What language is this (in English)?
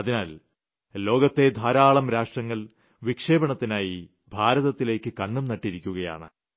Malayalam